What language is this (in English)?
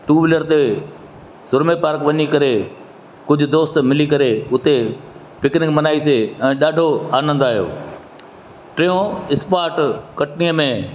Sindhi